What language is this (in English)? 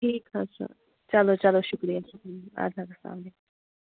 Kashmiri